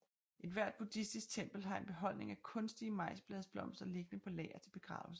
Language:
Danish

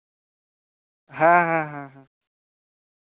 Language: Santali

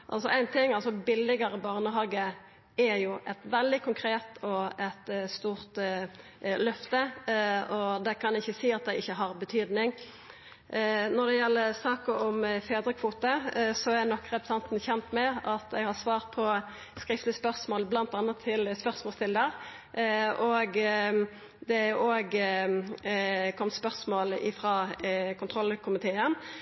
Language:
Norwegian Nynorsk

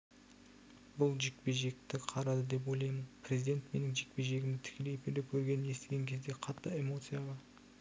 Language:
Kazakh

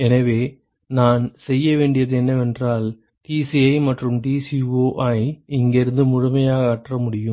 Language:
Tamil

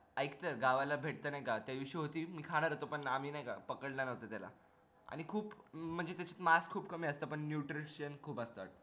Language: Marathi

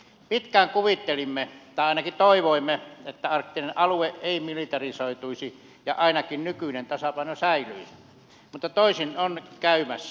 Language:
Finnish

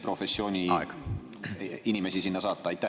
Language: Estonian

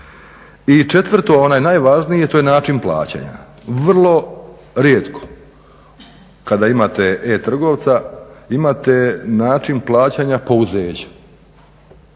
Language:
Croatian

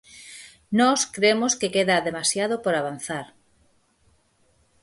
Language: Galician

